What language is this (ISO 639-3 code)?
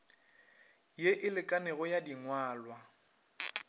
nso